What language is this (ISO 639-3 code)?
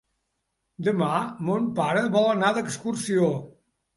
cat